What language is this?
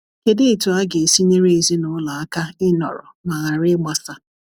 Igbo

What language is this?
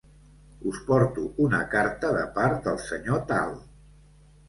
Catalan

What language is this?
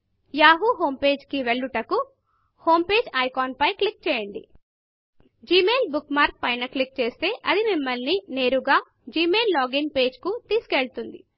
Telugu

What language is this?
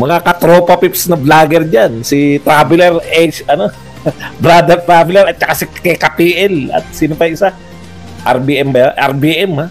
Filipino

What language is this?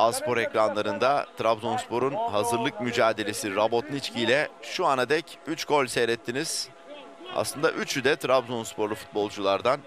Turkish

